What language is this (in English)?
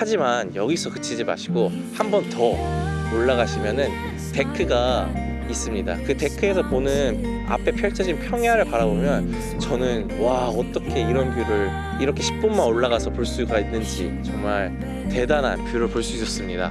Korean